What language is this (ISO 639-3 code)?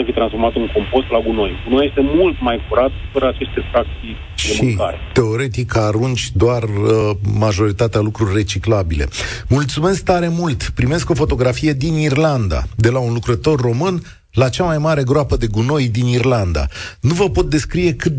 ron